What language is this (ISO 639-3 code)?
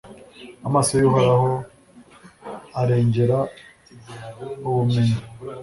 kin